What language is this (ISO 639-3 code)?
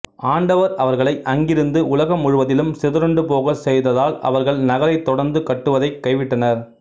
tam